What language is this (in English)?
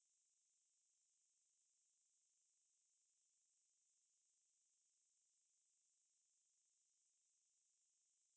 English